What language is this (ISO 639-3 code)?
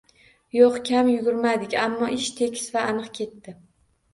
uzb